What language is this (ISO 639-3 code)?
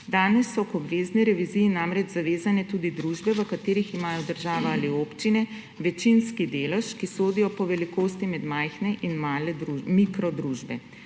slv